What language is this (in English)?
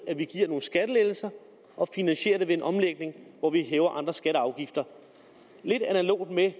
Danish